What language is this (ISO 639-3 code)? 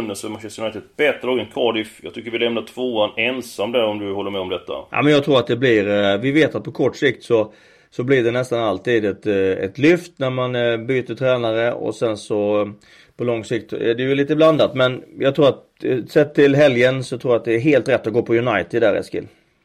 swe